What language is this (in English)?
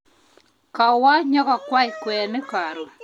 Kalenjin